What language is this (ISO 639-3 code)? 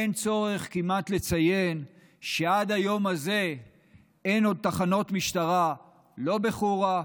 heb